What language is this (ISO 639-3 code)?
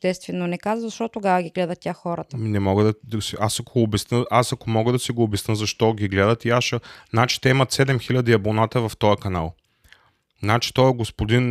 bul